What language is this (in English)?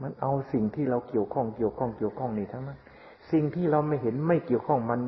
Thai